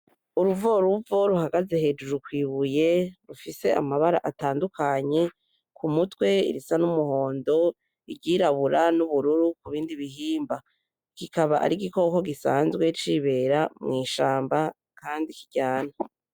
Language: Rundi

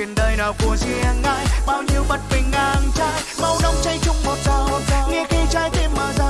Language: Vietnamese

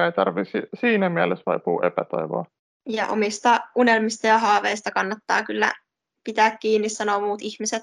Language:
Finnish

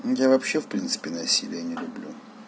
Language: Russian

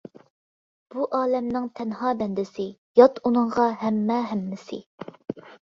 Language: Uyghur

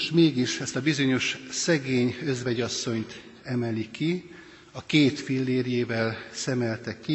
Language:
Hungarian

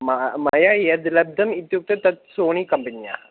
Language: Sanskrit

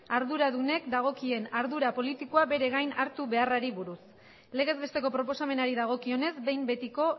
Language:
Basque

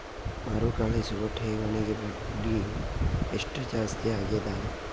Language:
Kannada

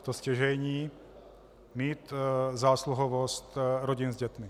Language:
Czech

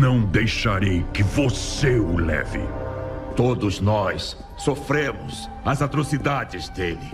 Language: Portuguese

